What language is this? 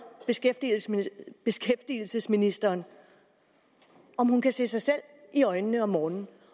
Danish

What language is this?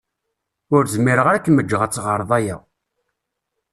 Kabyle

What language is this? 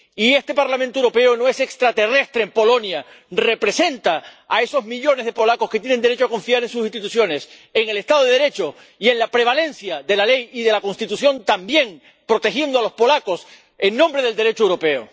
Spanish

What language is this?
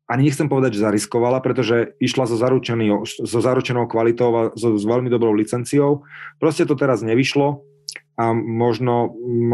Slovak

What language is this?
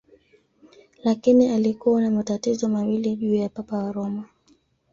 Swahili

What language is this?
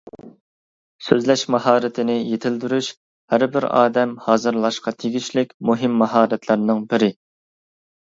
Uyghur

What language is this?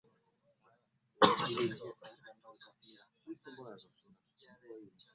Swahili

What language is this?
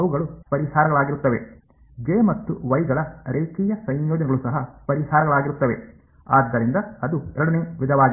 Kannada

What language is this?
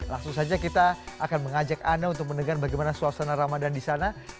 Indonesian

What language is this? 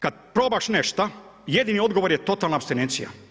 Croatian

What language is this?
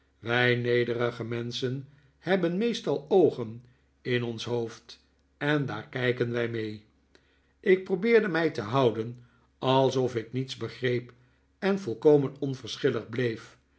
Dutch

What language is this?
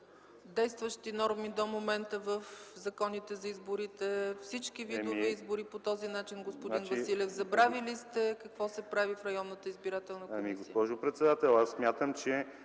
Bulgarian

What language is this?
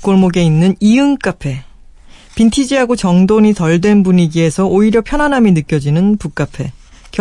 Korean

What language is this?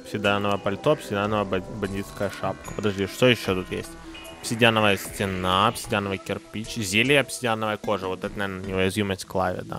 Russian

